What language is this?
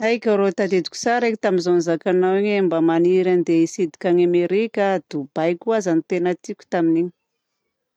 Southern Betsimisaraka Malagasy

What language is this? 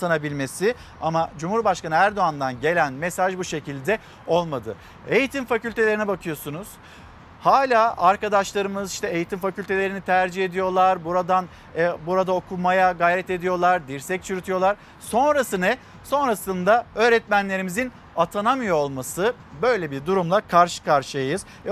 Turkish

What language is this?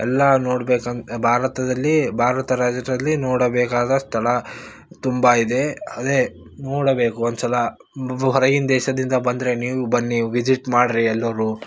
Kannada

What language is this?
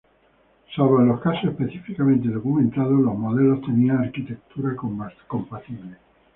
Spanish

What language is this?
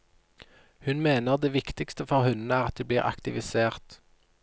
Norwegian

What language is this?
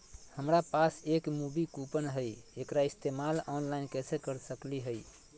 Magahi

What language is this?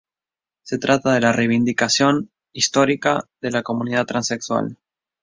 Spanish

